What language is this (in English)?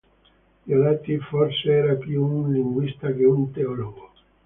Italian